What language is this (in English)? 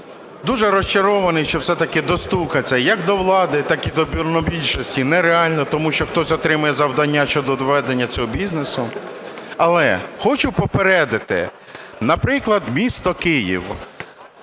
Ukrainian